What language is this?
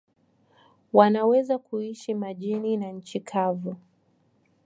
Swahili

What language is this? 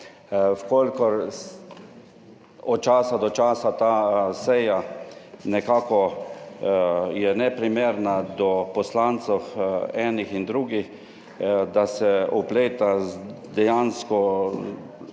Slovenian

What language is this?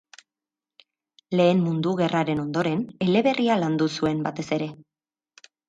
Basque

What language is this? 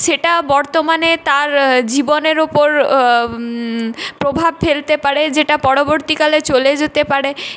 Bangla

